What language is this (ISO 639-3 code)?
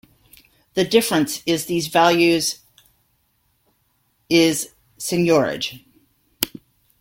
eng